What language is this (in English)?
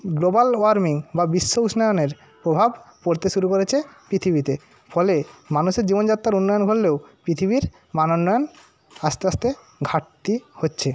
Bangla